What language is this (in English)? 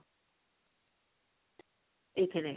Odia